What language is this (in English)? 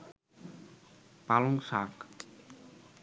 Bangla